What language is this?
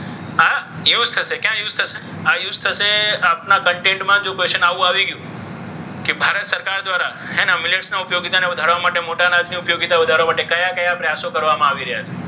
Gujarati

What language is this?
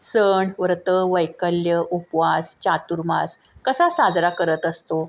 Marathi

